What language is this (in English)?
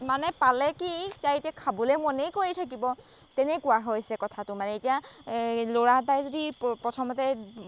Assamese